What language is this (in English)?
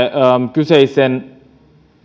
Finnish